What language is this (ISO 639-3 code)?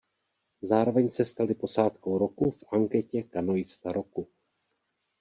ces